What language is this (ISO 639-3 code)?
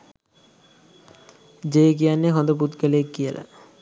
sin